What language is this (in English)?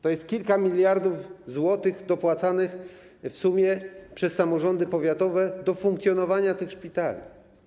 Polish